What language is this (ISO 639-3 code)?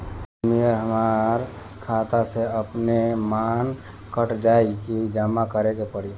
bho